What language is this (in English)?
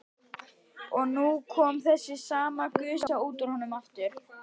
Icelandic